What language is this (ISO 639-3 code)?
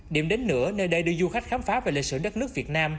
vie